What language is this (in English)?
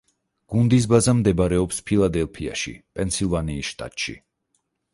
Georgian